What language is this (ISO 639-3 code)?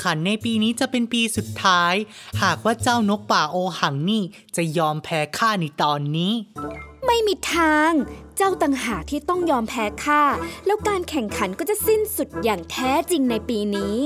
tha